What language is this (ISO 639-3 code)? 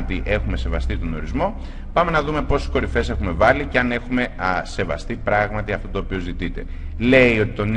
ell